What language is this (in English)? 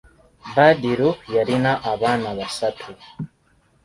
Ganda